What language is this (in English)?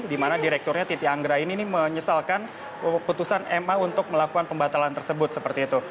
Indonesian